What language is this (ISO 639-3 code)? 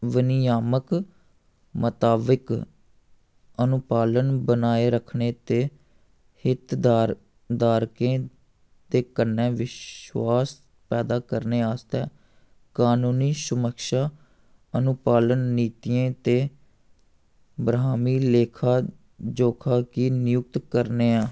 doi